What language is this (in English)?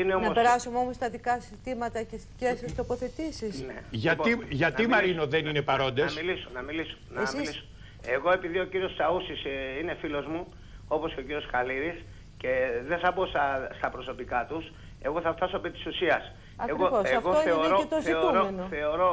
Greek